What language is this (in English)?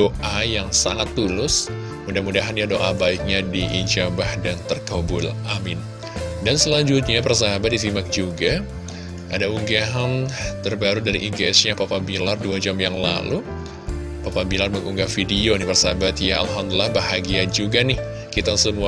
Indonesian